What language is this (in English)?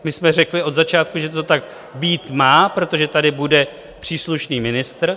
Czech